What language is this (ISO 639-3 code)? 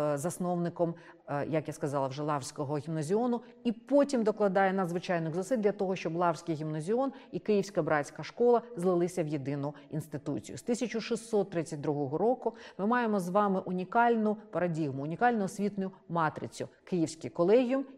ukr